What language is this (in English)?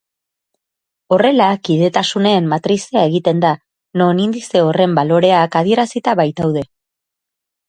Basque